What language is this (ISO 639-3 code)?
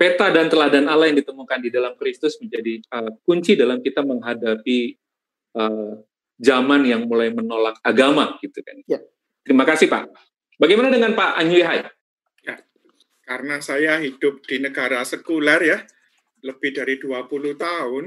ind